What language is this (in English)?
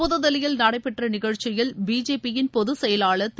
Tamil